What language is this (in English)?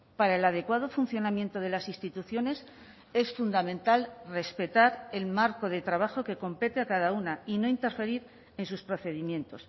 Spanish